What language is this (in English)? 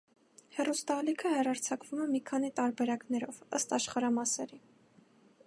Armenian